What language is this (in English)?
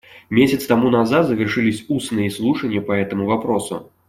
Russian